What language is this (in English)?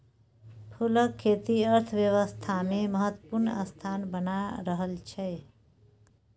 Maithili